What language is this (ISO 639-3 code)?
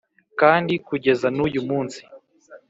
kin